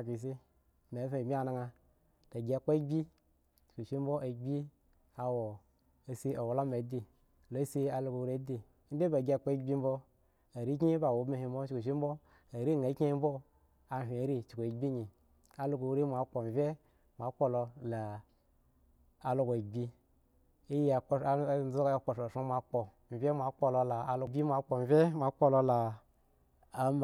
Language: Eggon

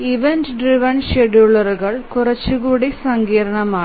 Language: Malayalam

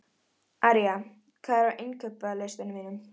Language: Icelandic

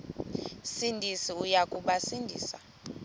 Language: Xhosa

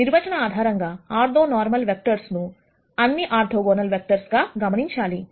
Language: Telugu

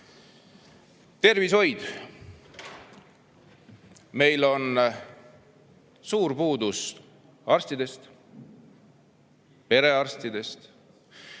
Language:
Estonian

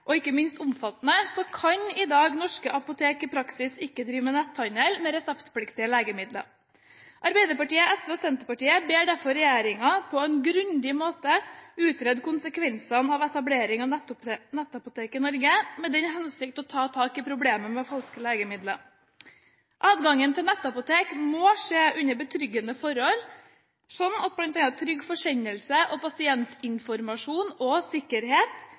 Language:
Norwegian Bokmål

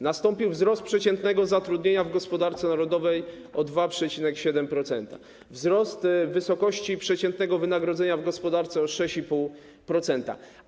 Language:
Polish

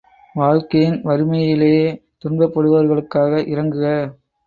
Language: Tamil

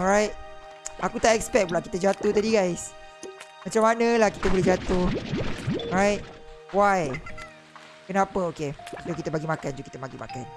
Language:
Malay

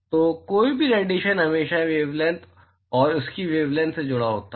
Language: Hindi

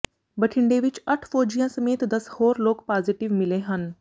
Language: Punjabi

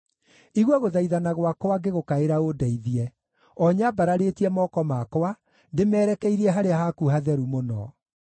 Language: Kikuyu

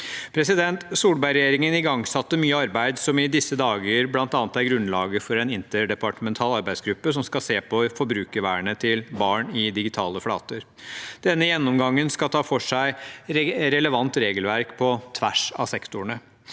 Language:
Norwegian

